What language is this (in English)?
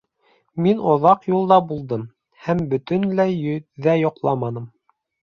Bashkir